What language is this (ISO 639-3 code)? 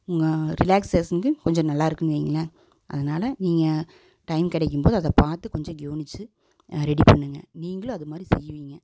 tam